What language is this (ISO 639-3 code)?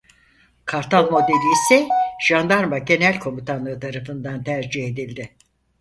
tur